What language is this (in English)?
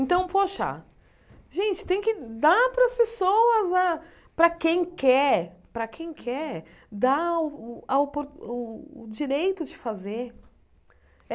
Portuguese